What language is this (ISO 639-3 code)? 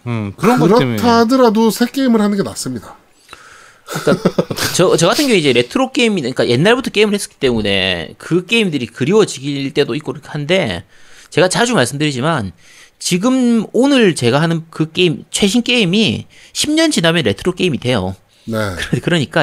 kor